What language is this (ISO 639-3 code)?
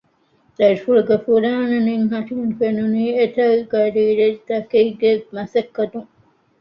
div